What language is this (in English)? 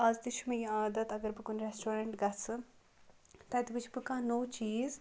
Kashmiri